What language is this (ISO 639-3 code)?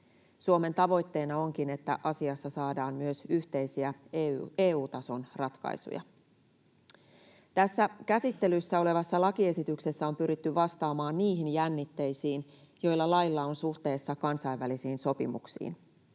fin